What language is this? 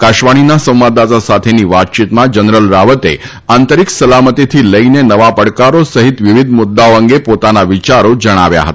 Gujarati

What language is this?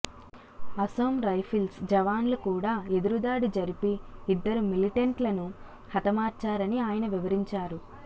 Telugu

